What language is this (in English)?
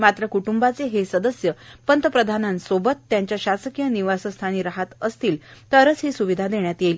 Marathi